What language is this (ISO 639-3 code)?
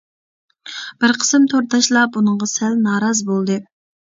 uig